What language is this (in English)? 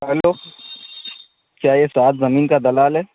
Urdu